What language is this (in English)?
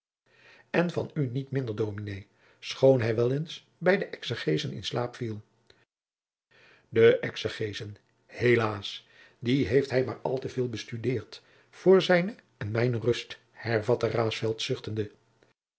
Dutch